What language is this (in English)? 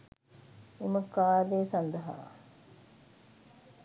Sinhala